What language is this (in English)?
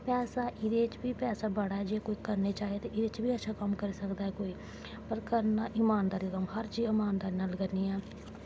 Dogri